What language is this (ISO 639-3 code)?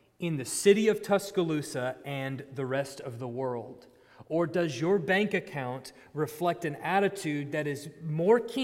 eng